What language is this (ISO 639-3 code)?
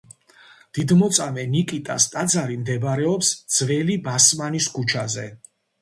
kat